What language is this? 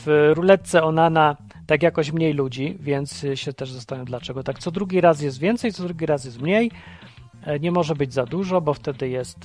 Polish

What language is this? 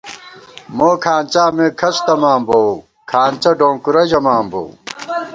Gawar-Bati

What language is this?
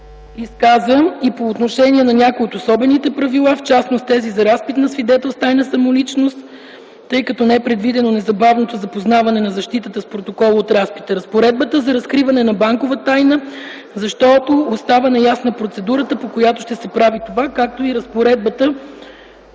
Bulgarian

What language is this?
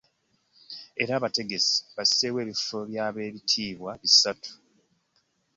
Ganda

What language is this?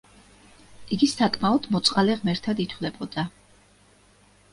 Georgian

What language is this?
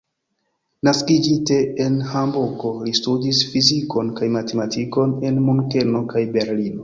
Esperanto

